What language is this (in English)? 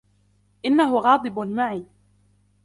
Arabic